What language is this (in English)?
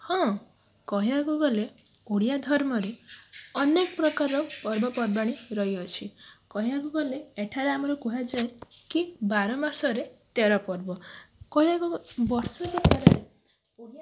Odia